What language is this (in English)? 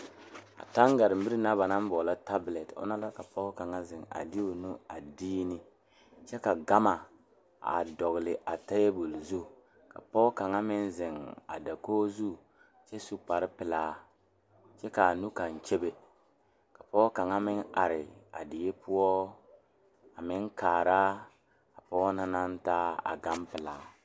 Southern Dagaare